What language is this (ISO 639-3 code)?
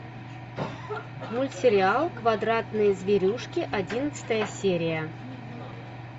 rus